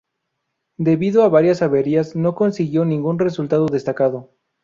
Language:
Spanish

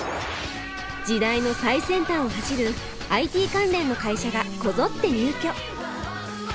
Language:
Japanese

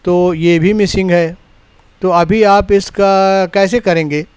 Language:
Urdu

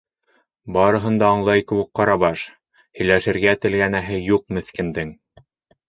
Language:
Bashkir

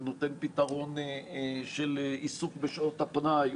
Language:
Hebrew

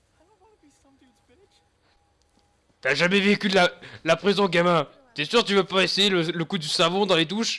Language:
French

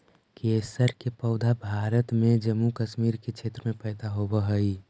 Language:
Magahi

